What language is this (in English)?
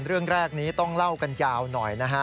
Thai